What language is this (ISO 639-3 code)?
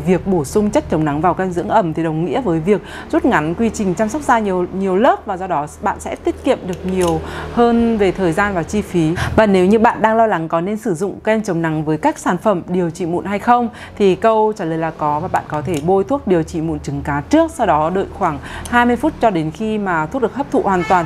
vie